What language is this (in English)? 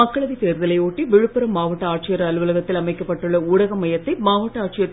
Tamil